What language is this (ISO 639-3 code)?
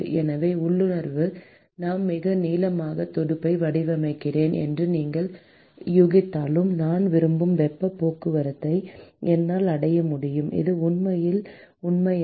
tam